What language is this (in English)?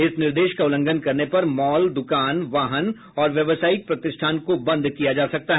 Hindi